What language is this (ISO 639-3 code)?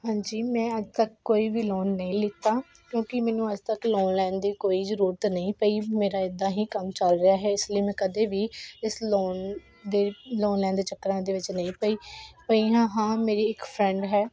pan